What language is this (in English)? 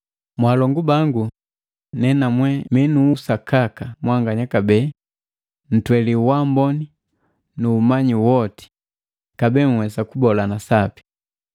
Matengo